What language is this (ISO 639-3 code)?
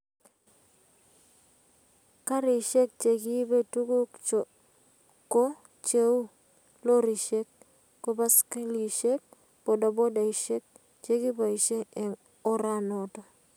kln